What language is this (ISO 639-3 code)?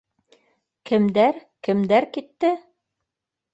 bak